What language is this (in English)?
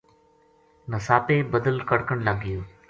Gujari